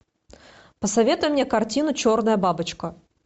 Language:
Russian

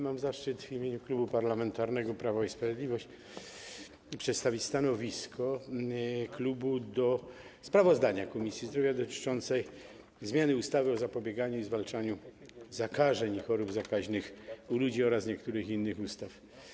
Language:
Polish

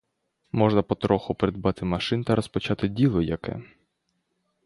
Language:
Ukrainian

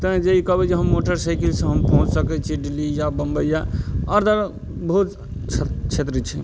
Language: Maithili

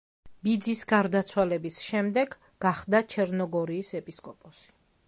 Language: Georgian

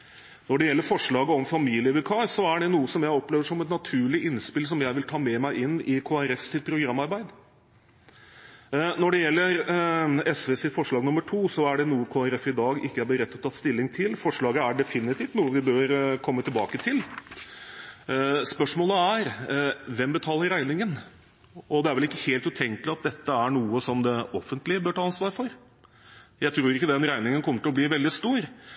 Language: Norwegian Bokmål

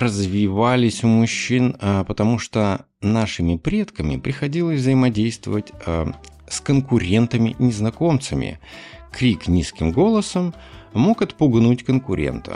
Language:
Russian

